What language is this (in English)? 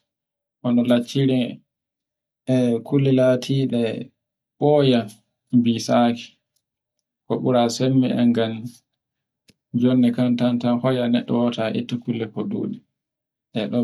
Borgu Fulfulde